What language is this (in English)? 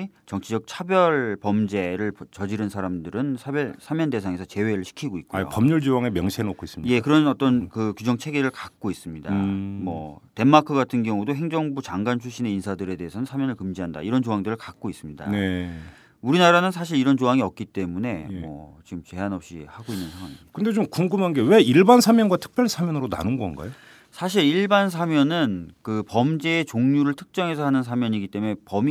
Korean